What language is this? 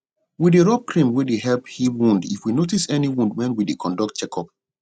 Nigerian Pidgin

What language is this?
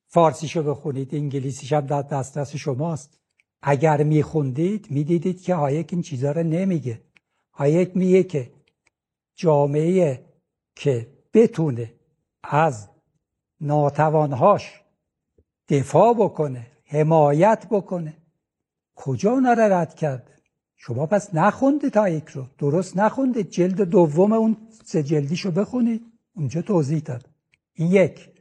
Persian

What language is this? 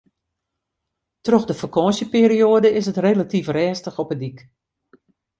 Western Frisian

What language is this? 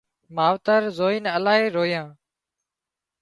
Wadiyara Koli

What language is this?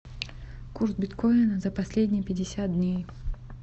Russian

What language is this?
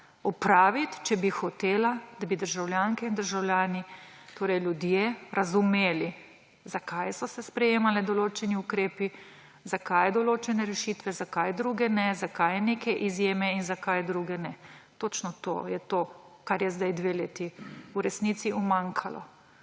Slovenian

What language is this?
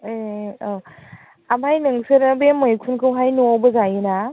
Bodo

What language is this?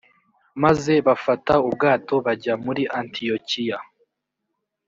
Kinyarwanda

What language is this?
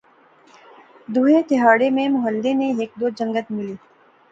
Pahari-Potwari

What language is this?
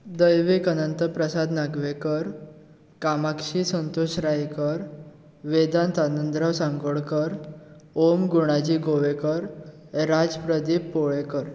Konkani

